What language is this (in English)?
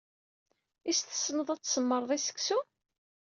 Kabyle